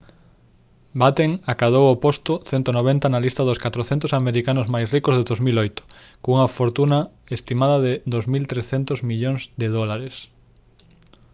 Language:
Galician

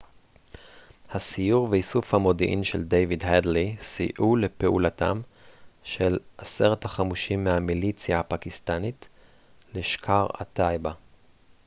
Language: Hebrew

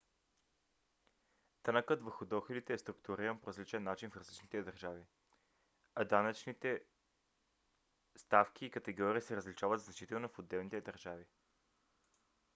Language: Bulgarian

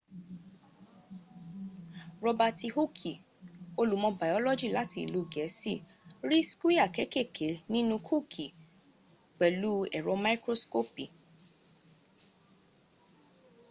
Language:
Yoruba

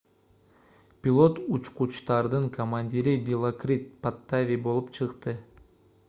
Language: Kyrgyz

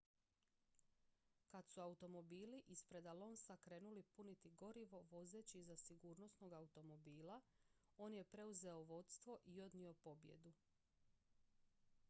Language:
Croatian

